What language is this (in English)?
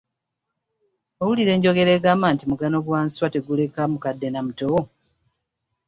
Ganda